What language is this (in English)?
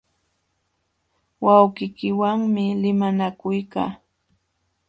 Jauja Wanca Quechua